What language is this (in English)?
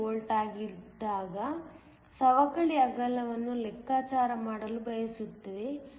Kannada